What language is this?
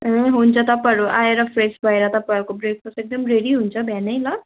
Nepali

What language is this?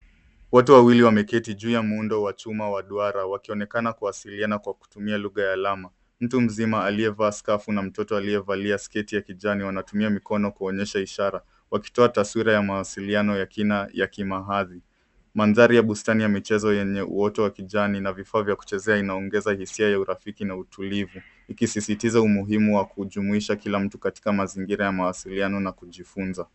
Swahili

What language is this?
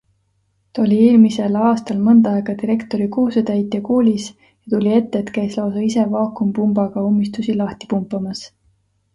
Estonian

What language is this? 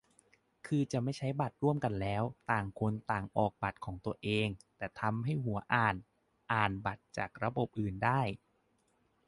Thai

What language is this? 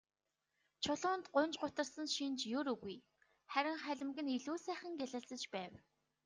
Mongolian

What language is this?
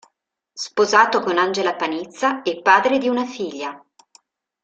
Italian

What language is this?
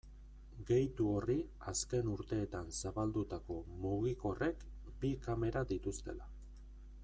Basque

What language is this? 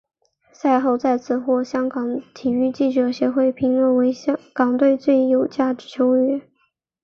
Chinese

